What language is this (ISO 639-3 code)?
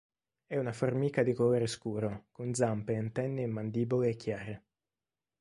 ita